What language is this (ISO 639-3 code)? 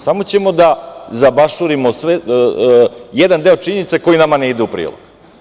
srp